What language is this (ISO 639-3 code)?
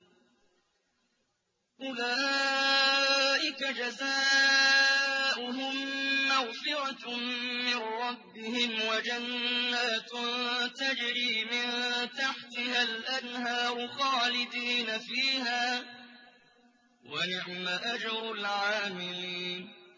ara